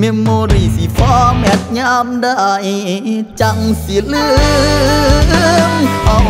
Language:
Thai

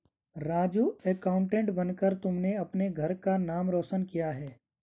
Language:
Hindi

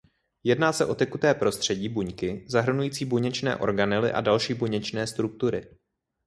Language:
Czech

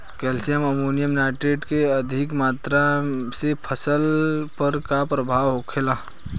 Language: Bhojpuri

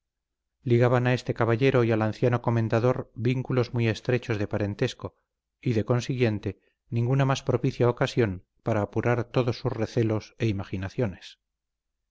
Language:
Spanish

